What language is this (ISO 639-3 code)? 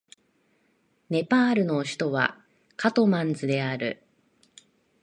jpn